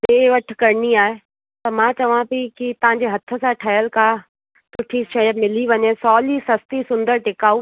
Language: Sindhi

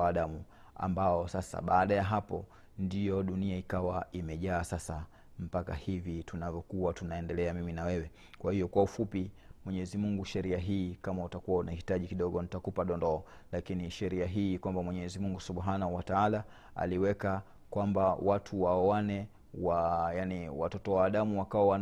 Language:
Swahili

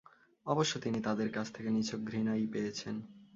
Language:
Bangla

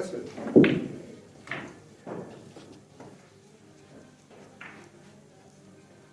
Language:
Russian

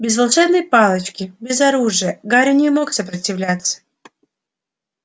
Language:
Russian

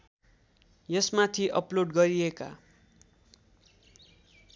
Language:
Nepali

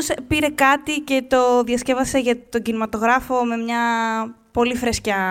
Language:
Greek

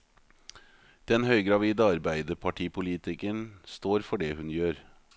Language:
Norwegian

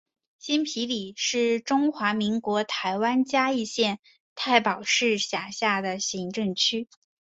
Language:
Chinese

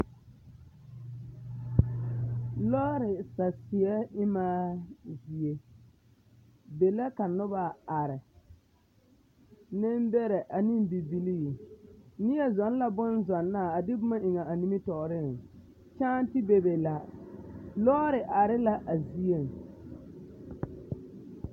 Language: Southern Dagaare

